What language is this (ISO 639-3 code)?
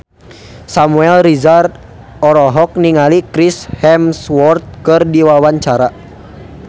sun